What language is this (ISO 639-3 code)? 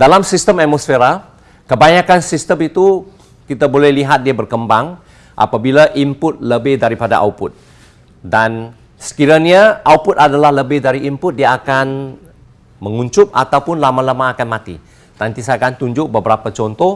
msa